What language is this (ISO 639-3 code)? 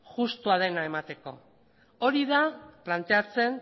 eus